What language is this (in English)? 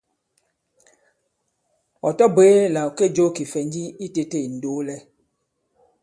Bankon